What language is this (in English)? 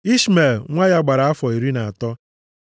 Igbo